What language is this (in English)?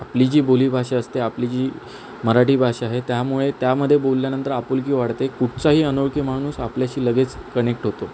Marathi